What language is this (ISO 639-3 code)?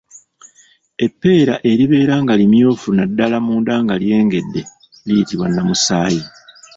lug